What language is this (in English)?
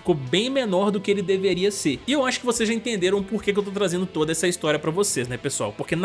Portuguese